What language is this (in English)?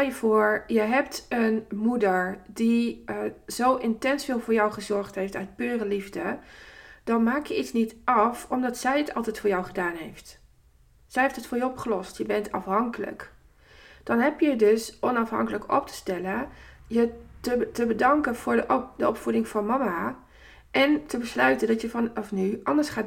Dutch